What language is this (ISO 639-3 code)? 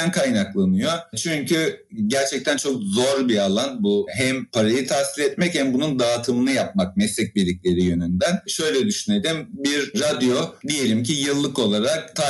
tur